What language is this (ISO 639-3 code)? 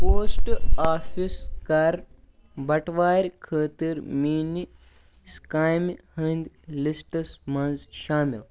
kas